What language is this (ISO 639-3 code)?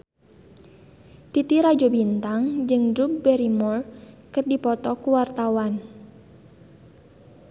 sun